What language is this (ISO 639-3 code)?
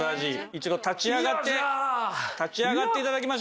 jpn